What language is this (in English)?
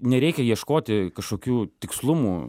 Lithuanian